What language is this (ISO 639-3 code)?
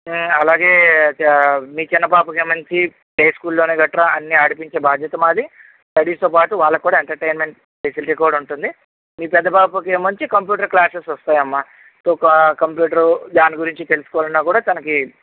tel